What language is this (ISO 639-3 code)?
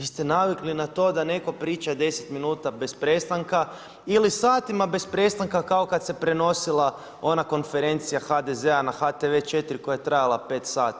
hrv